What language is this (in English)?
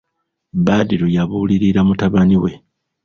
Ganda